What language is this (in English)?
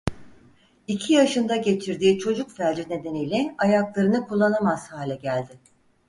Turkish